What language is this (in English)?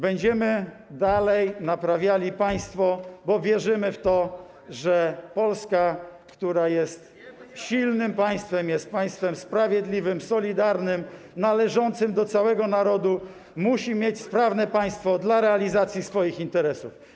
Polish